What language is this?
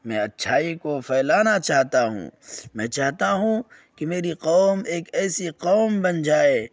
Urdu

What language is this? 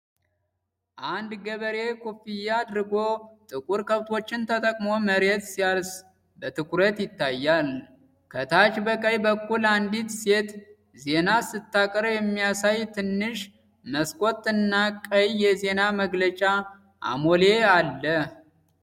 Amharic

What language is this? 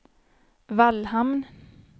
Swedish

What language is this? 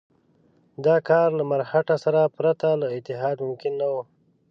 Pashto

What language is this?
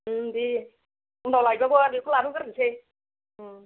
Bodo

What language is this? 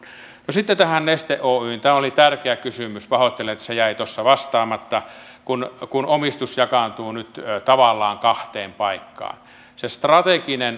Finnish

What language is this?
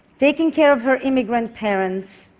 English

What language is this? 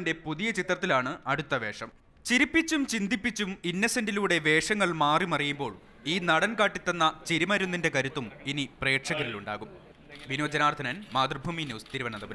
Turkish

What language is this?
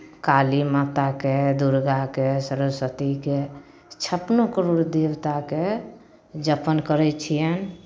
Maithili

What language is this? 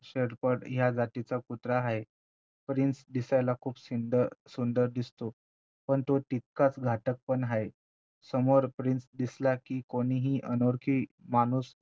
Marathi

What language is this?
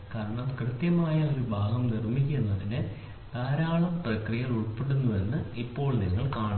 Malayalam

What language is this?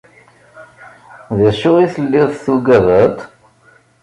Kabyle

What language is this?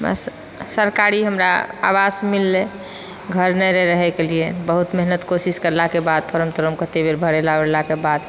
Maithili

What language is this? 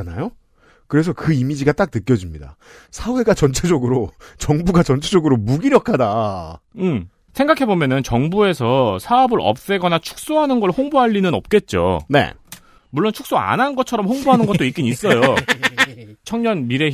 Korean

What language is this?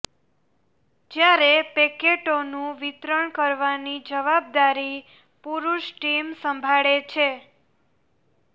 Gujarati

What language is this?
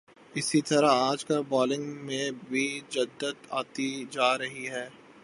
Urdu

